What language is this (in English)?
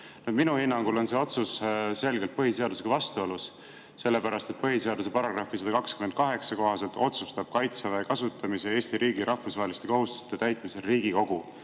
Estonian